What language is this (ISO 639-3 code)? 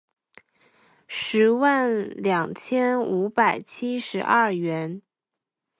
zho